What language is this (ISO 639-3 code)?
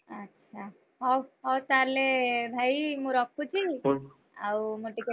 ori